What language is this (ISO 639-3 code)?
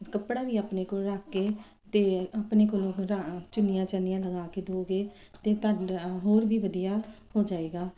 pan